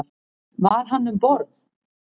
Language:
Icelandic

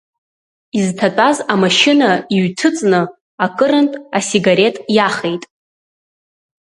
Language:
Abkhazian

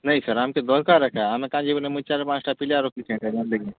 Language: Odia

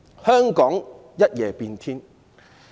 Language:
Cantonese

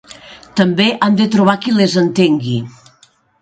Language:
Catalan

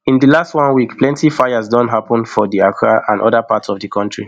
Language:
Nigerian Pidgin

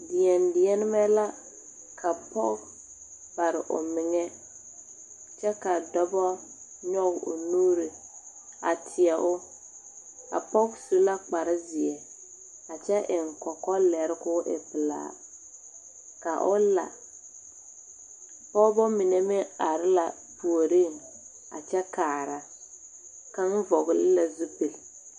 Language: Southern Dagaare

